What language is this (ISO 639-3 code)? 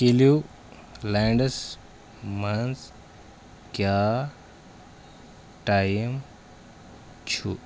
kas